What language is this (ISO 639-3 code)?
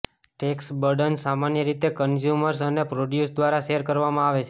guj